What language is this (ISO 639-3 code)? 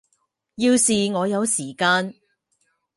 zho